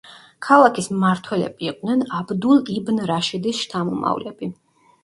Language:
Georgian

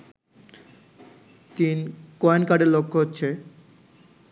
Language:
Bangla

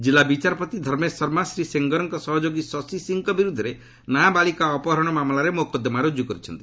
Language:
Odia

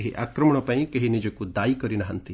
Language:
Odia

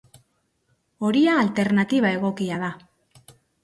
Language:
Basque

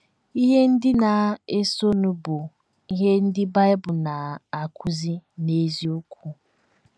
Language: Igbo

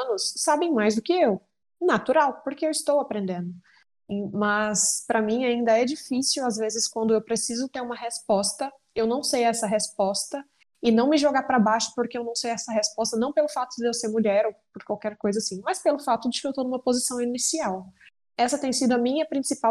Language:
Portuguese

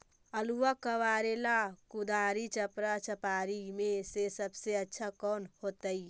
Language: Magahi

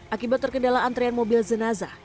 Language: Indonesian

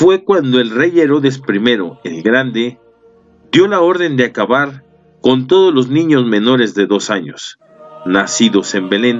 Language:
Spanish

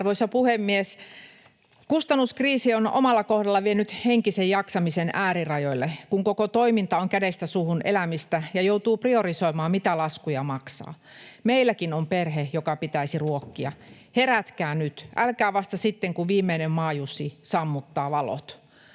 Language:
Finnish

